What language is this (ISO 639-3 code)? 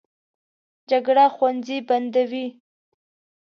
pus